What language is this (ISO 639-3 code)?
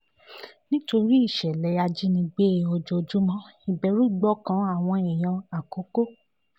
yor